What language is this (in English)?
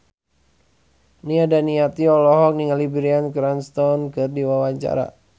Sundanese